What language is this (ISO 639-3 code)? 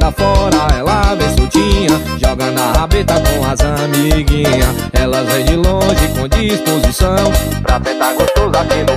por